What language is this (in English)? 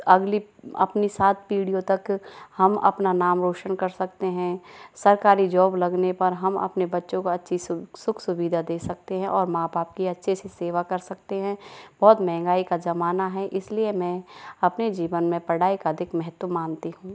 Hindi